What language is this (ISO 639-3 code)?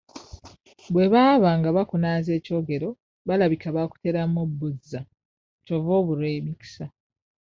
lug